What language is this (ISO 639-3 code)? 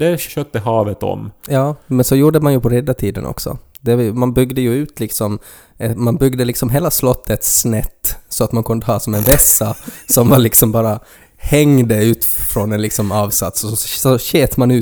swe